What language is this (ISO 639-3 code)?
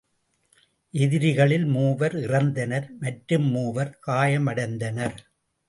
tam